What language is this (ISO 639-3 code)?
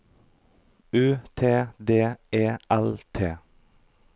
nor